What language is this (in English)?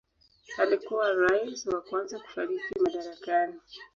Swahili